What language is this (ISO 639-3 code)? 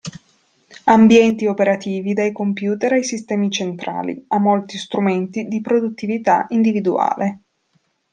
ita